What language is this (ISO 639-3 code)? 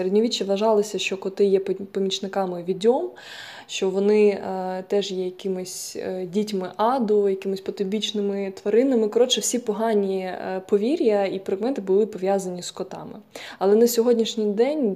ukr